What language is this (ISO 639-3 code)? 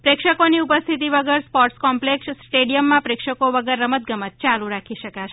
guj